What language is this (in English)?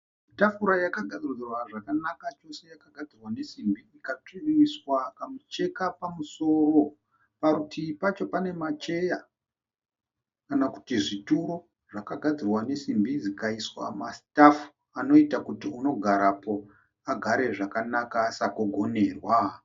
Shona